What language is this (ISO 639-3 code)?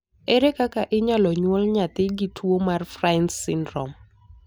luo